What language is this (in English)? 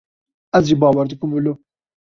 Kurdish